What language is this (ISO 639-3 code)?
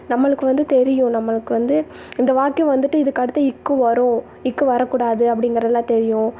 tam